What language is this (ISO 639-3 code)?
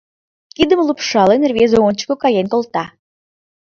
chm